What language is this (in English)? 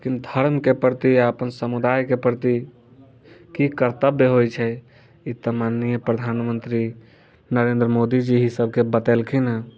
Maithili